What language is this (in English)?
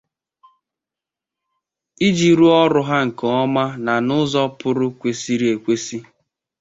Igbo